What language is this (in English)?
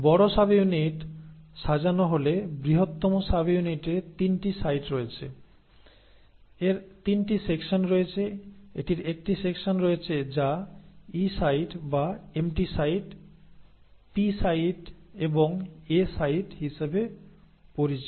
Bangla